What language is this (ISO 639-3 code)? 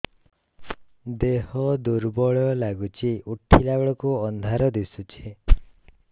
ori